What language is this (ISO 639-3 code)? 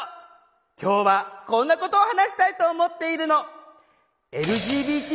jpn